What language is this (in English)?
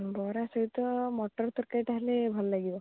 Odia